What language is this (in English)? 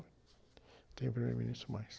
Portuguese